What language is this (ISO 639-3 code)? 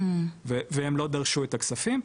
heb